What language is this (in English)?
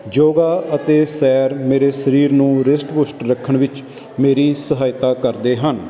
Punjabi